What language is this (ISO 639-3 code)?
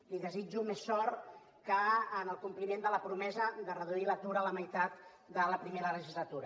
cat